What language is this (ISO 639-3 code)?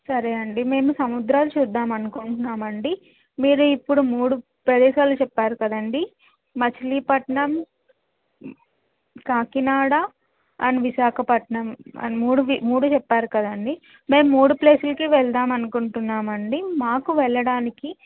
tel